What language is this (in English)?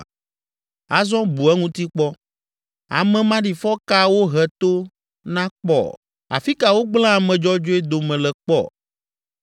Ewe